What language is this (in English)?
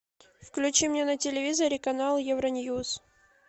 Russian